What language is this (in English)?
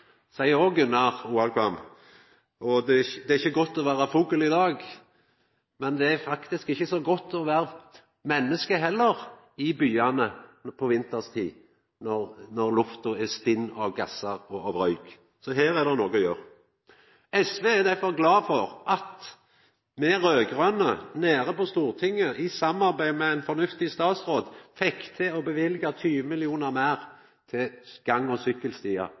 Norwegian Nynorsk